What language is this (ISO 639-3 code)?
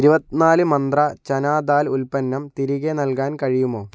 mal